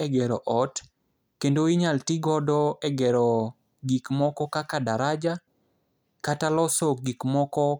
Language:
Luo (Kenya and Tanzania)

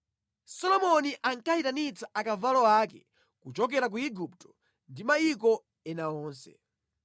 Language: Nyanja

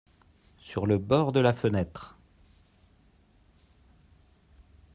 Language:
French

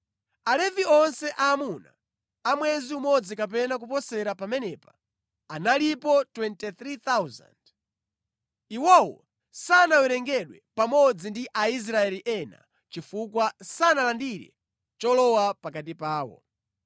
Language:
Nyanja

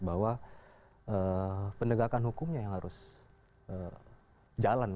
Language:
Indonesian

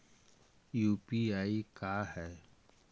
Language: Magahi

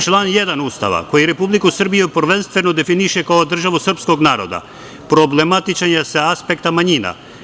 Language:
Serbian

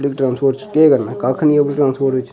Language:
Dogri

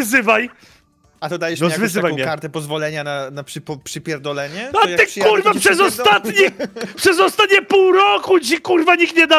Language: Polish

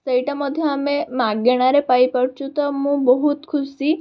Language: Odia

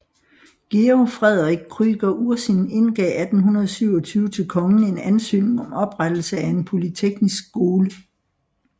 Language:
Danish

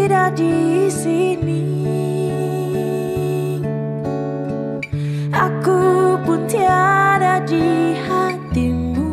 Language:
Indonesian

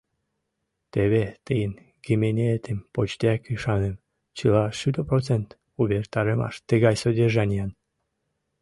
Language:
Mari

